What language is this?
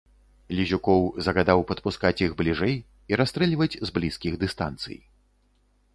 Belarusian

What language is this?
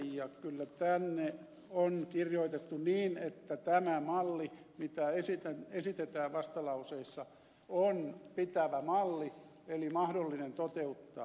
Finnish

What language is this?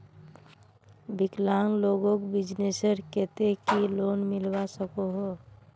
Magahi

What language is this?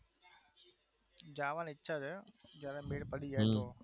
Gujarati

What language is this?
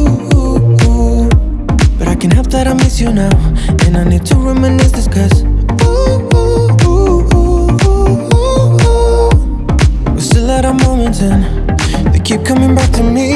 English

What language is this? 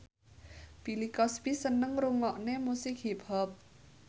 Javanese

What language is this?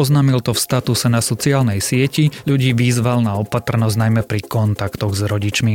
Slovak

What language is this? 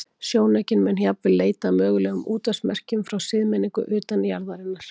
Icelandic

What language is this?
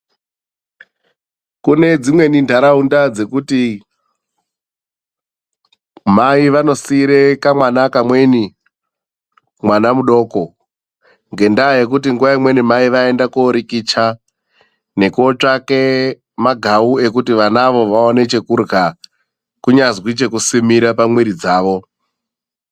Ndau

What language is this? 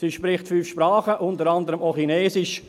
Swiss German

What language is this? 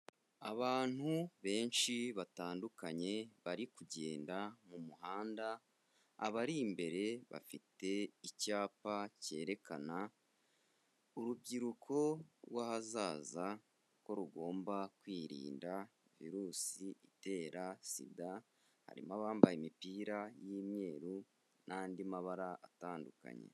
Kinyarwanda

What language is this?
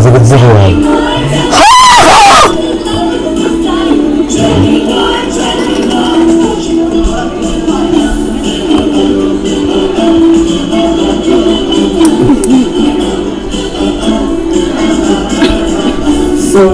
Italian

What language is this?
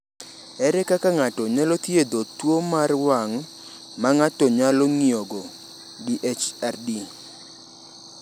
Luo (Kenya and Tanzania)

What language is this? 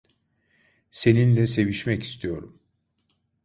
Turkish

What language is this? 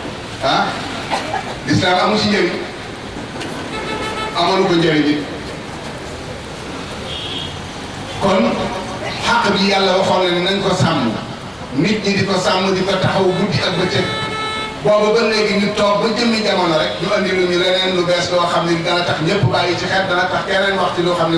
English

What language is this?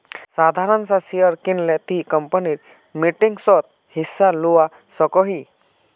Magahi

